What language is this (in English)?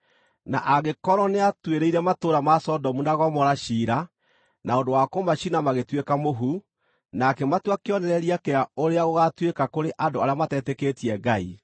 Kikuyu